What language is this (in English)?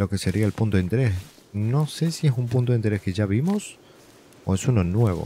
Spanish